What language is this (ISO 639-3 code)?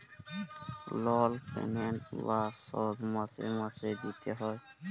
ben